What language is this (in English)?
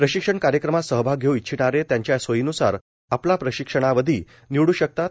Marathi